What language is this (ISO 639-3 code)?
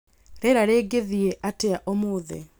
kik